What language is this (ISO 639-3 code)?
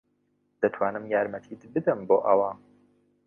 ckb